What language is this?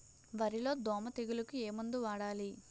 Telugu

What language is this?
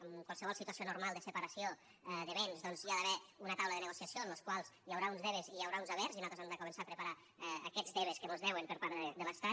Catalan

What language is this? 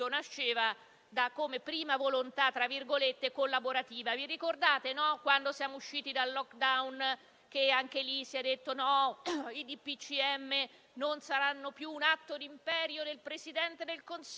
Italian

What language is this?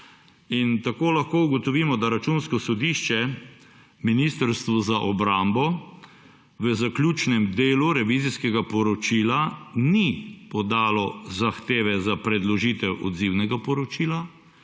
Slovenian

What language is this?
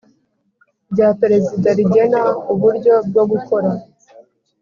Kinyarwanda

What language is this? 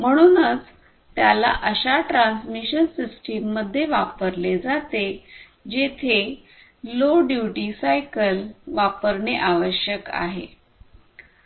Marathi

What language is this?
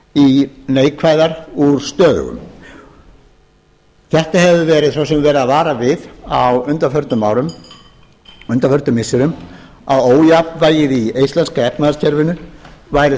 Icelandic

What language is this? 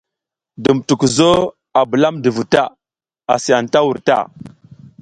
South Giziga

